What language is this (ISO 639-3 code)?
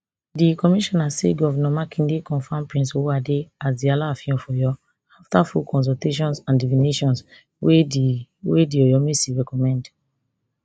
pcm